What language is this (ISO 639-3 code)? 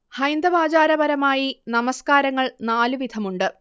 mal